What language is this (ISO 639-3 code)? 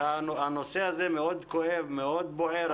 heb